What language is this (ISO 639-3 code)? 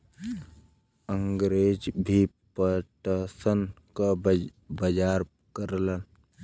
bho